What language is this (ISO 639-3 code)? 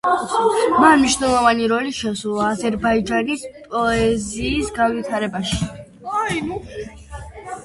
kat